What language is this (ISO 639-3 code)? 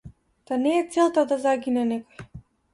mkd